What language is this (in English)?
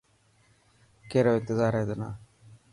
Dhatki